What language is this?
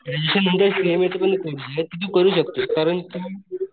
Marathi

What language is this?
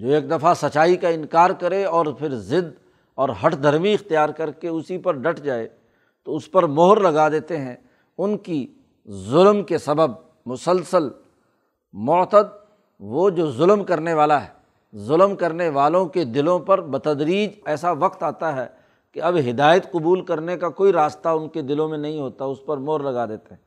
Urdu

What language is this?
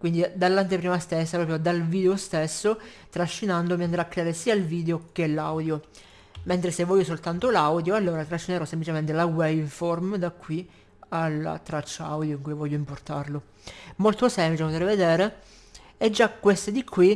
Italian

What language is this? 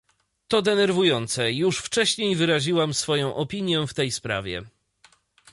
Polish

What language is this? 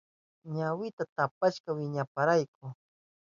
Southern Pastaza Quechua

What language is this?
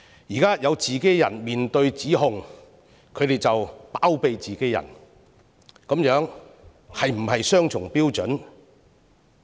Cantonese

